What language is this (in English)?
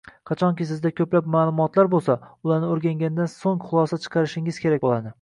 Uzbek